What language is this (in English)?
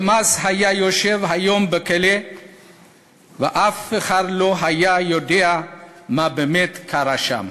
Hebrew